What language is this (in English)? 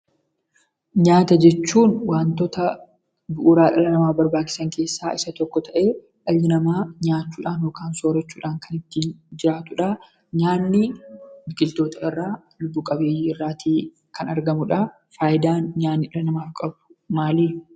Oromo